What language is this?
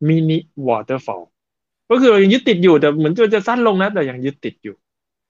Thai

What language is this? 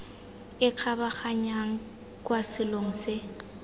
Tswana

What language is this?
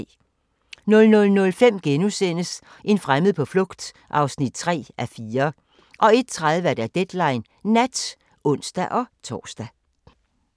Danish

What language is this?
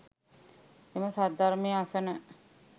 Sinhala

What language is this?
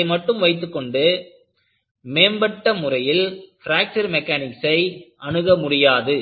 Tamil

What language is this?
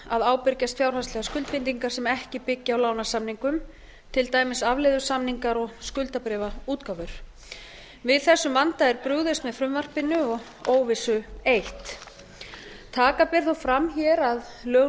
Icelandic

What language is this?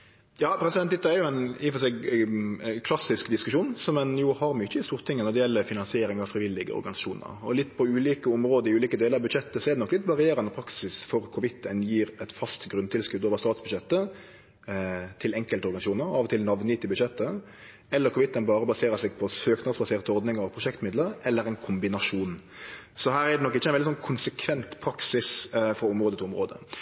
Norwegian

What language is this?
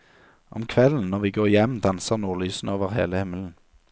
Norwegian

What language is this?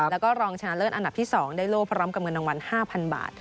Thai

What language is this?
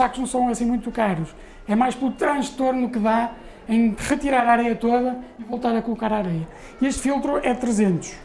Portuguese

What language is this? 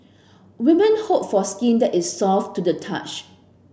English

